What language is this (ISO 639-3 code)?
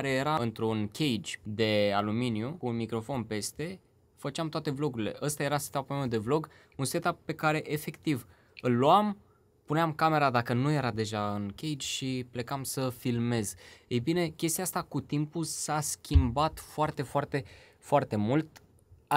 ron